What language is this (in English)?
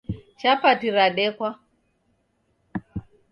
Taita